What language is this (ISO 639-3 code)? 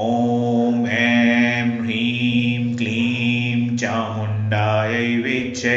hin